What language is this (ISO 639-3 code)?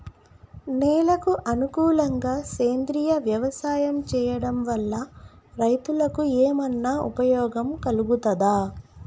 tel